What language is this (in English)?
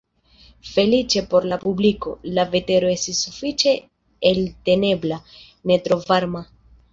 Esperanto